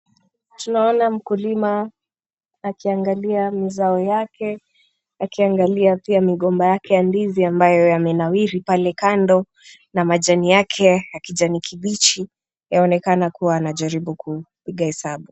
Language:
Swahili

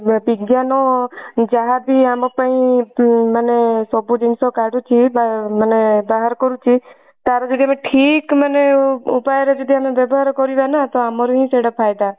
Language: Odia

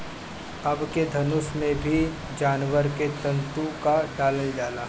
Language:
Bhojpuri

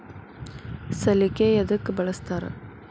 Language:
Kannada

